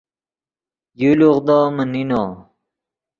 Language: Yidgha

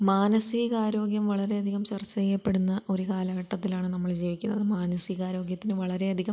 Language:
Malayalam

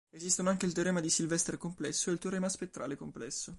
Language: Italian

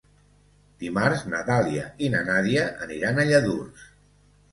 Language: Catalan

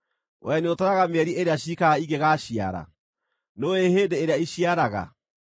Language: Kikuyu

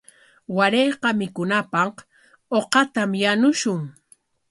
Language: Corongo Ancash Quechua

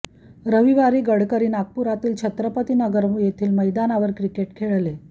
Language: Marathi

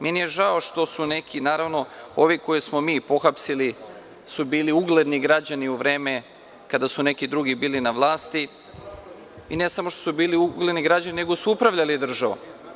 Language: Serbian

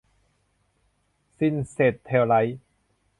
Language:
Thai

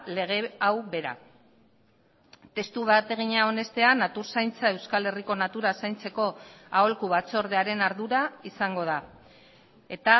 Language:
Basque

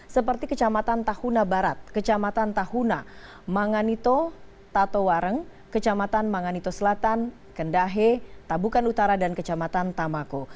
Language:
Indonesian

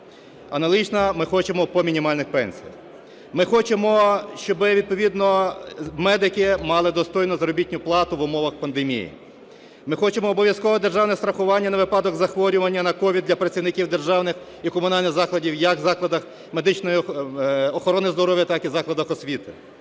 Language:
Ukrainian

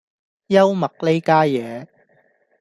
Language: Cantonese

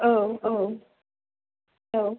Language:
Bodo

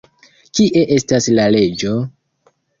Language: Esperanto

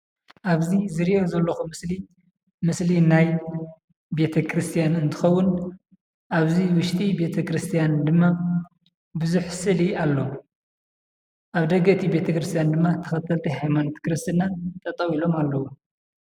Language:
Tigrinya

